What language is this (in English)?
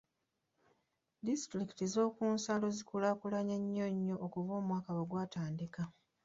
Ganda